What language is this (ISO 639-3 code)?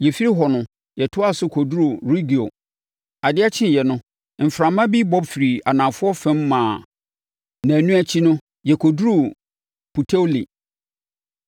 aka